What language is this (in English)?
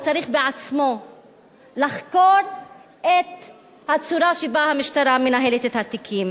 Hebrew